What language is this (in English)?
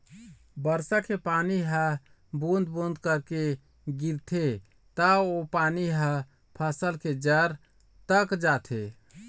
Chhattisgarhi